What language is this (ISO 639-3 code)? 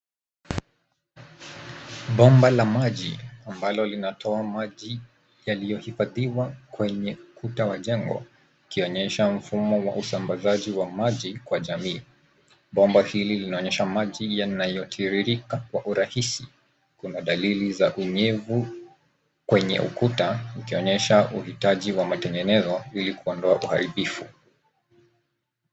swa